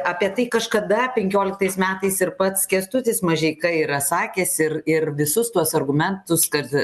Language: Lithuanian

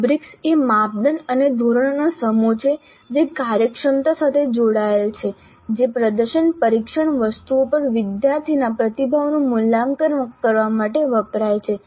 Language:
Gujarati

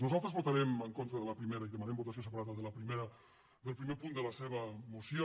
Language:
Catalan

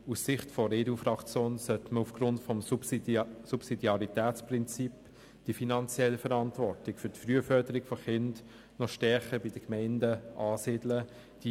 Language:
Swiss German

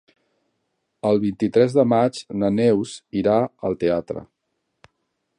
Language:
Catalan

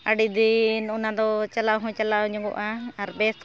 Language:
Santali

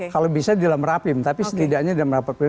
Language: Indonesian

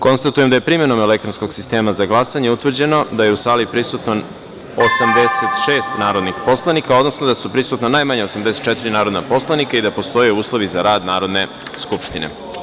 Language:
Serbian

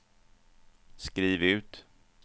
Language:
Swedish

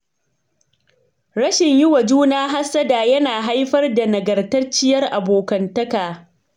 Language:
Hausa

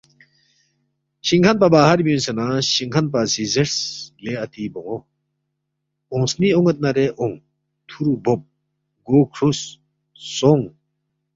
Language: Balti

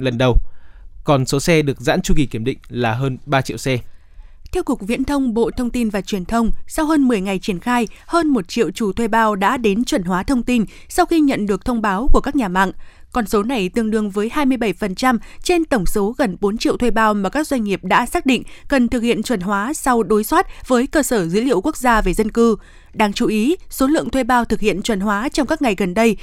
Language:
Vietnamese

